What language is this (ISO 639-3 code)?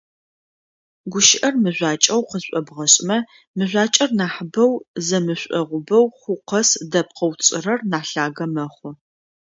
ady